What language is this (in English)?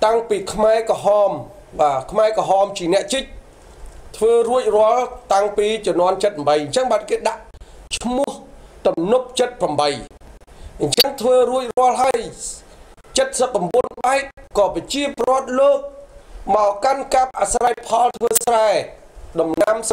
Thai